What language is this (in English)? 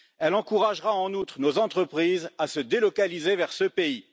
French